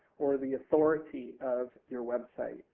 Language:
English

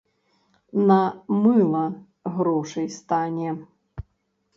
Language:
Belarusian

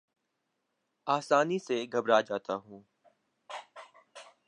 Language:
Urdu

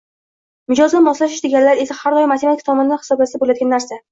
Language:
Uzbek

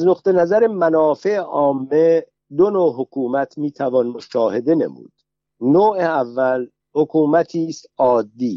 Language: Persian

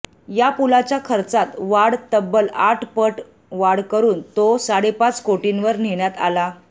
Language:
Marathi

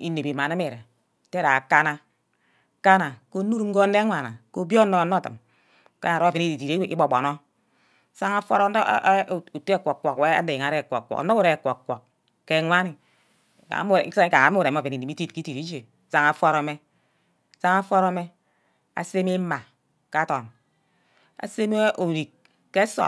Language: Ubaghara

